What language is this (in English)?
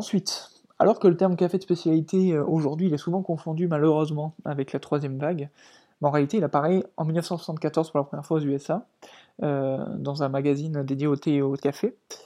French